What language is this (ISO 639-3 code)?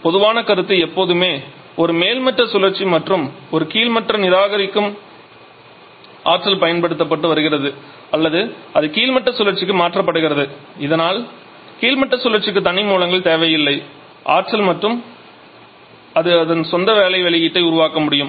tam